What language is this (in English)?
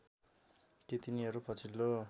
Nepali